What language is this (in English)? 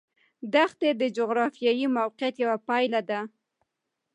Pashto